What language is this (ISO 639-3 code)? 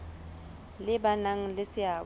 sot